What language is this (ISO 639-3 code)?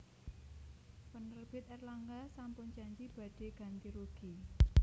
jav